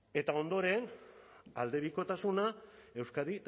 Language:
Basque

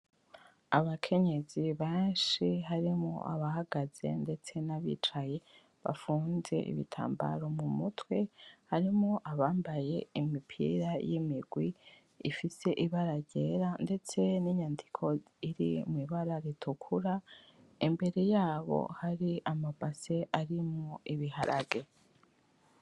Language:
Rundi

